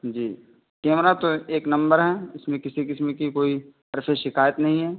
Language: Urdu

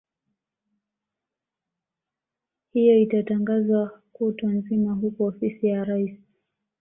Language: Swahili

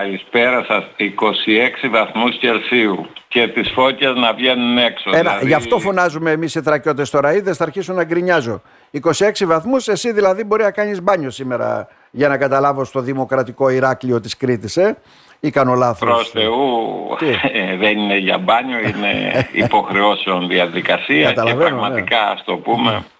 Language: Greek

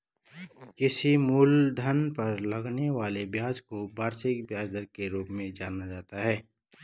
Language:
Hindi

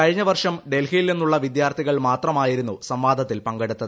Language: Malayalam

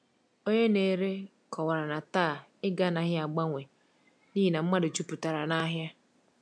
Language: Igbo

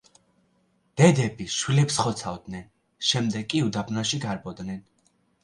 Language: Georgian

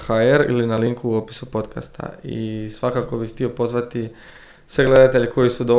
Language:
Croatian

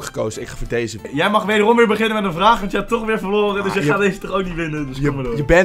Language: Dutch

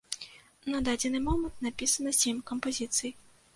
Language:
Belarusian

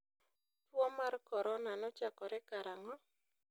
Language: Luo (Kenya and Tanzania)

